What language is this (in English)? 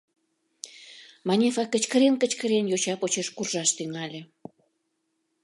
Mari